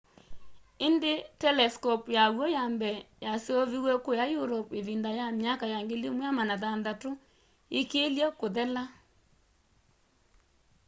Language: Kamba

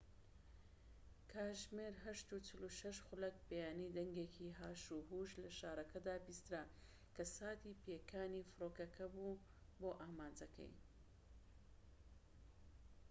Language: Central Kurdish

